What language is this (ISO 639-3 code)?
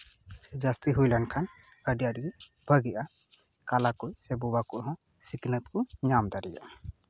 sat